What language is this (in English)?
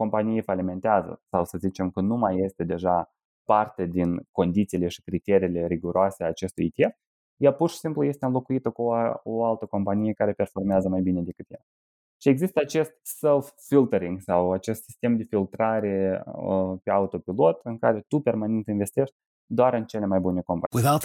Romanian